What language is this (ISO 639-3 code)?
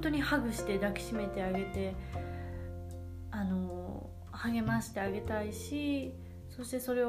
jpn